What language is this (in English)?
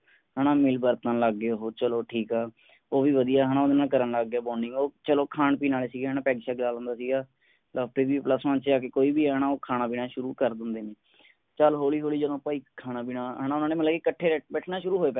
Punjabi